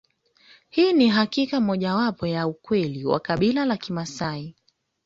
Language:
Swahili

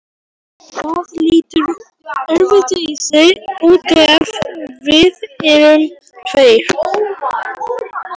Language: Icelandic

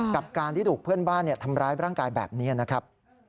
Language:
Thai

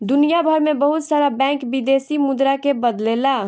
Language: Bhojpuri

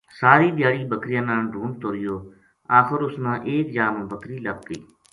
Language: Gujari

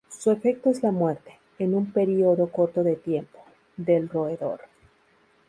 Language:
Spanish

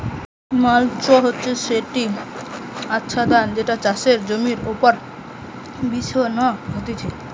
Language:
Bangla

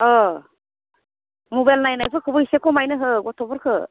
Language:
Bodo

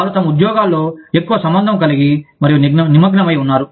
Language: Telugu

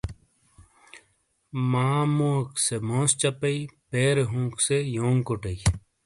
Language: Shina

